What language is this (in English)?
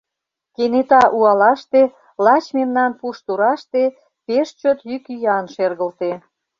Mari